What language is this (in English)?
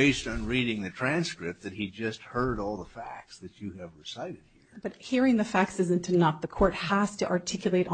English